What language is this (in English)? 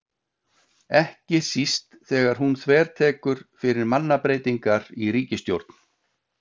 Icelandic